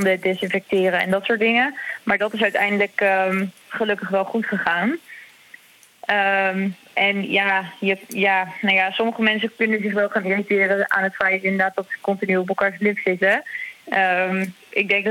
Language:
Dutch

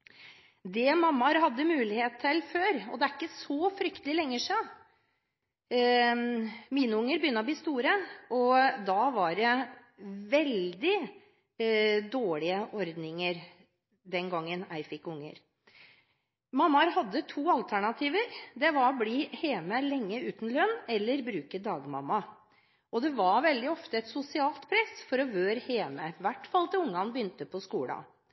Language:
Norwegian Bokmål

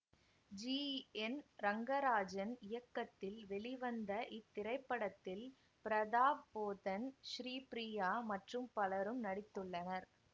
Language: Tamil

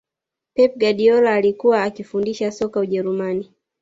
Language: Swahili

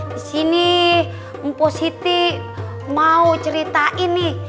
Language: Indonesian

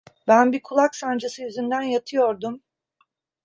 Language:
Turkish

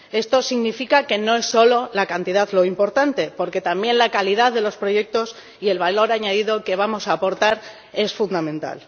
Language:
Spanish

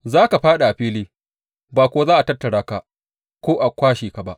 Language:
Hausa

